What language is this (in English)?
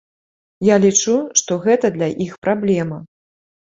Belarusian